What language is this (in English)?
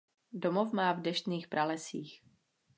Czech